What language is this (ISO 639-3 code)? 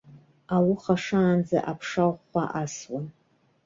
abk